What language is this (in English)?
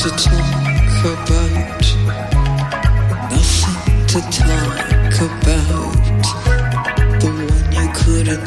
Greek